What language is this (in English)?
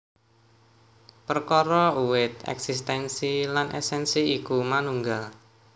Javanese